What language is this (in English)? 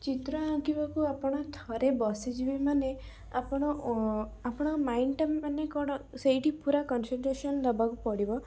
Odia